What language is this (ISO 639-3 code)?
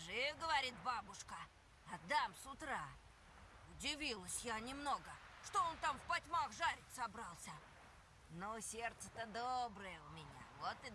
rus